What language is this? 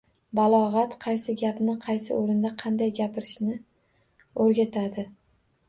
Uzbek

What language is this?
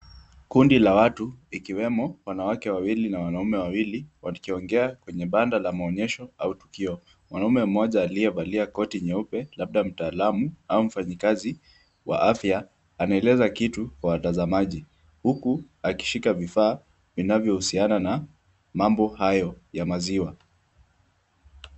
Swahili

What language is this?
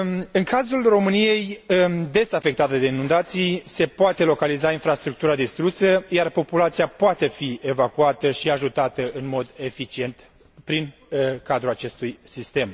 Romanian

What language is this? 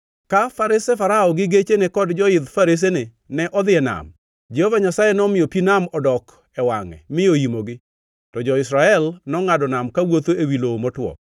Luo (Kenya and Tanzania)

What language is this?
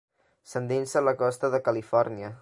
Catalan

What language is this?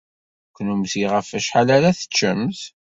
Kabyle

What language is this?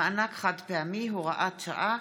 Hebrew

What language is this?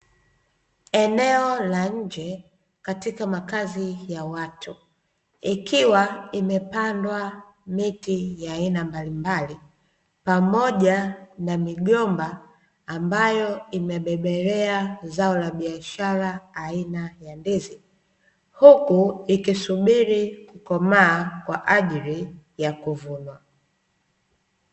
Swahili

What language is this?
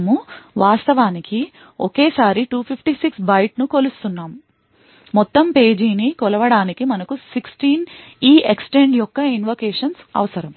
Telugu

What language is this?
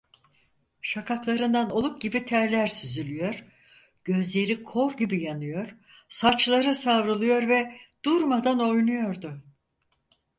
Turkish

